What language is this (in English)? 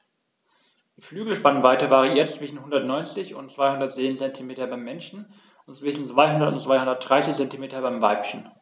German